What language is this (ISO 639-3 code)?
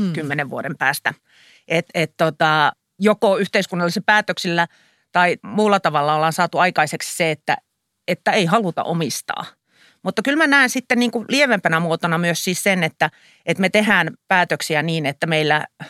fin